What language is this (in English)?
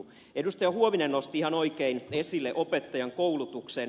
Finnish